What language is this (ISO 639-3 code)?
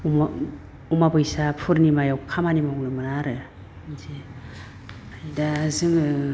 brx